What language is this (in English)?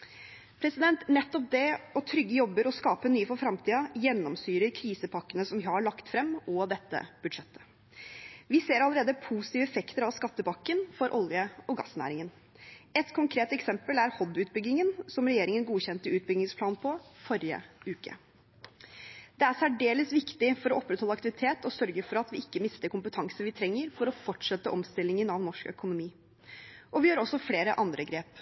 Norwegian Bokmål